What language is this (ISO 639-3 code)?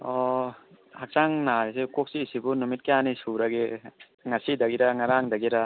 mni